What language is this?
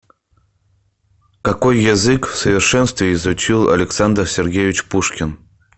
Russian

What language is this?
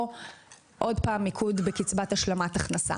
Hebrew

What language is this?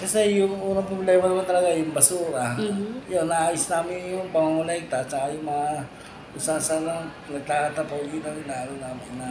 Filipino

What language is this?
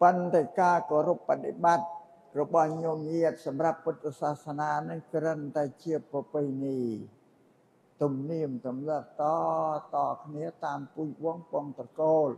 Thai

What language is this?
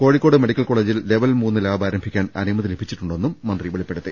Malayalam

